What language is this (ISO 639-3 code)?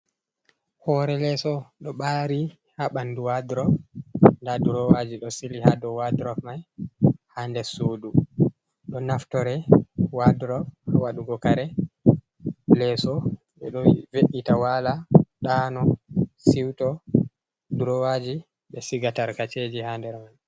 ful